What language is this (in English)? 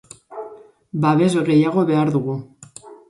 Basque